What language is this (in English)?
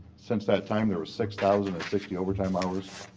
English